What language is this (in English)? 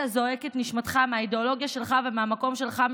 Hebrew